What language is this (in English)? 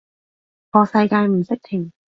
Cantonese